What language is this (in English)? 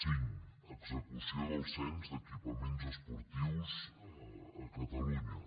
Catalan